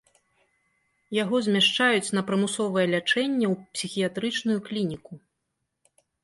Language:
Belarusian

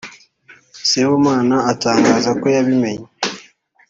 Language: Kinyarwanda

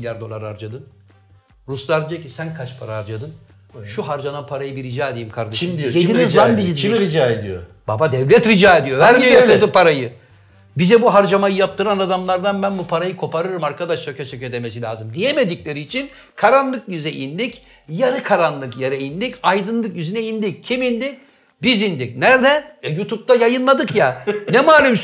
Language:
Turkish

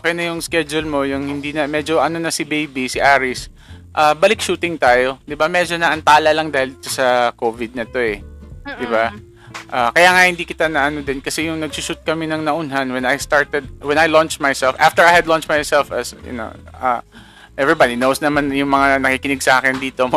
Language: Filipino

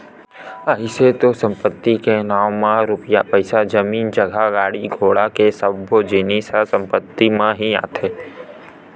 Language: Chhattisgarhi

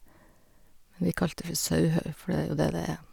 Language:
Norwegian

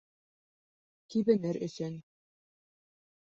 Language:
Bashkir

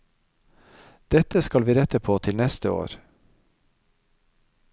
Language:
Norwegian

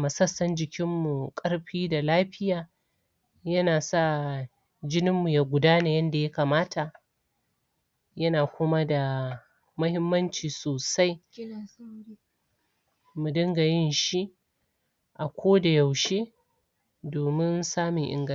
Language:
Hausa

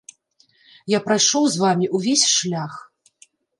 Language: Belarusian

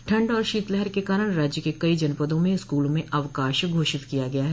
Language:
Hindi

